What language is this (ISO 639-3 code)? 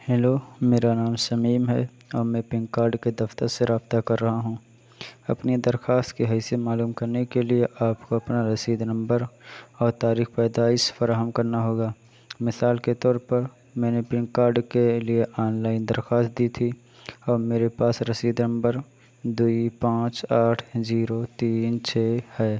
urd